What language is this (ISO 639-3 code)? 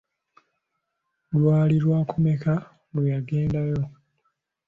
lug